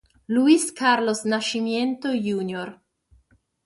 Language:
Italian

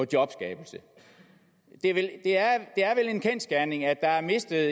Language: Danish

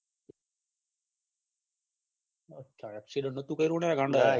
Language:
Gujarati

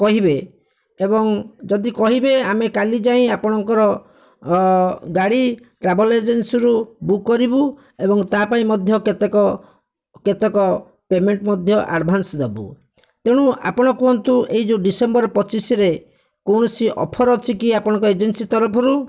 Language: Odia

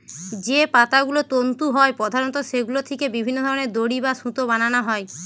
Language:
Bangla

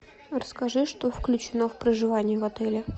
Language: Russian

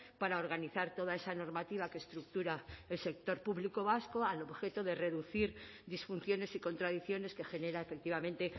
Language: Spanish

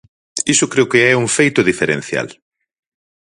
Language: Galician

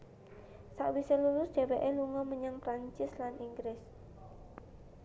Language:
Javanese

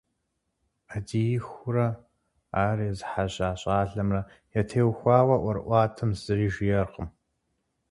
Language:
Kabardian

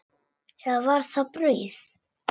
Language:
Icelandic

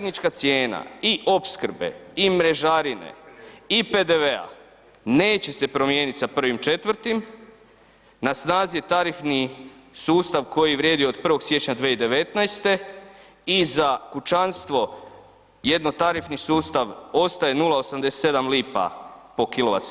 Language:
Croatian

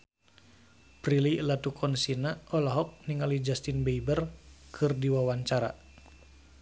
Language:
Sundanese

